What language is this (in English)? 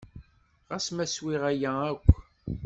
Kabyle